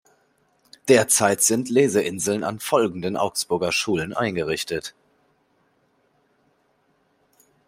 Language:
German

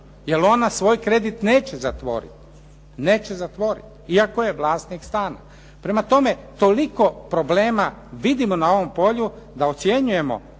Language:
Croatian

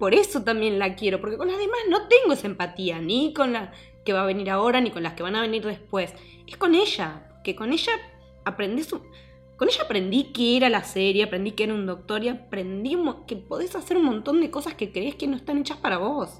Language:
Spanish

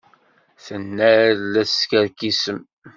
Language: Kabyle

